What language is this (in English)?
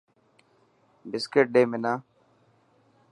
Dhatki